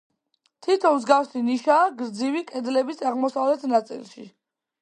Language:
Georgian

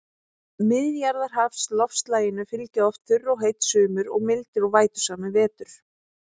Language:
Icelandic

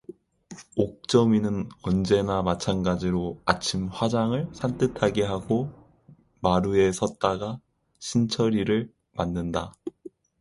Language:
Korean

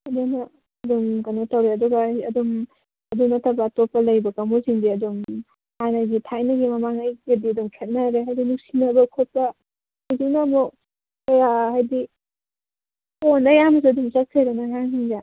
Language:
Manipuri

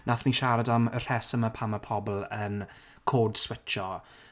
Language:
Welsh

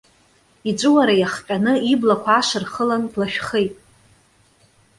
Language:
Abkhazian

